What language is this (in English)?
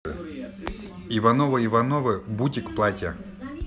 Russian